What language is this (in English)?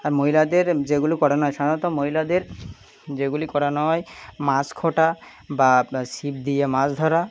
Bangla